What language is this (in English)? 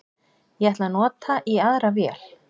Icelandic